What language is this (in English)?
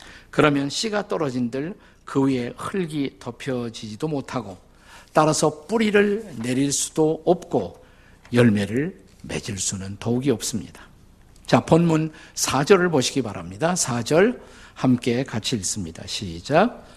Korean